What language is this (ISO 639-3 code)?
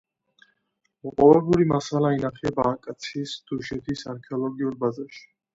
kat